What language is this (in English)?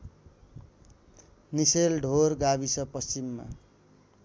Nepali